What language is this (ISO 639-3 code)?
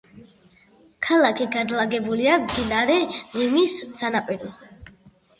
kat